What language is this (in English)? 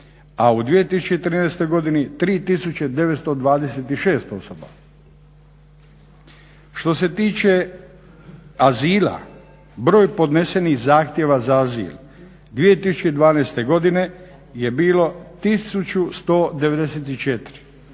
Croatian